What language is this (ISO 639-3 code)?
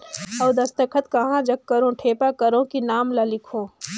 hne